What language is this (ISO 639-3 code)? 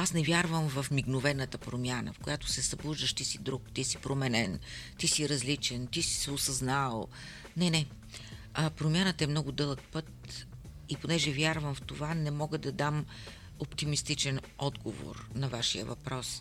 bul